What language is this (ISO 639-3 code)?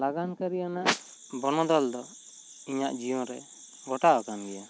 sat